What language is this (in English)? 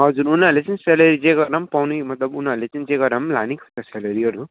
Nepali